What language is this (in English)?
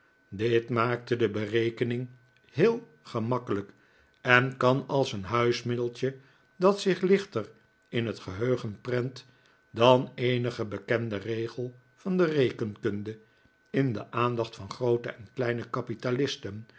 Dutch